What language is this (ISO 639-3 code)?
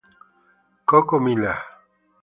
ita